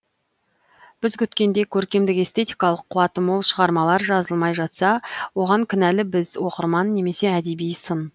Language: Kazakh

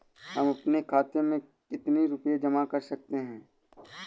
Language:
Hindi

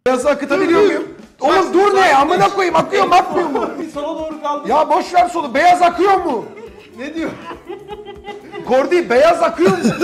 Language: Turkish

